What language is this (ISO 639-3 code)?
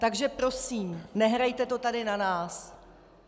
ces